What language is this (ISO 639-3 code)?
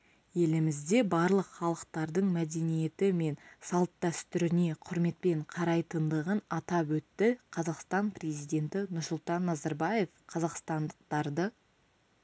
kaz